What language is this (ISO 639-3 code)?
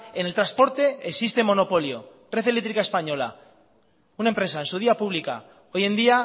spa